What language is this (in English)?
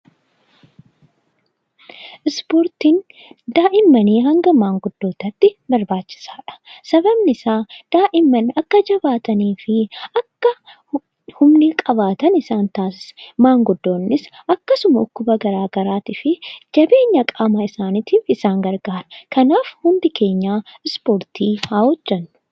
Oromo